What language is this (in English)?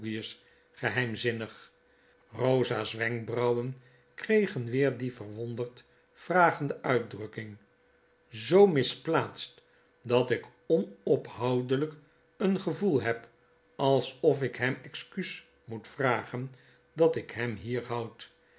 Dutch